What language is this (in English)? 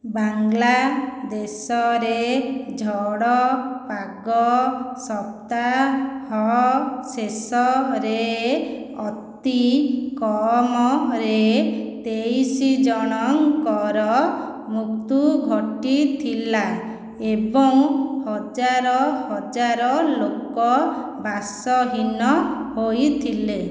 Odia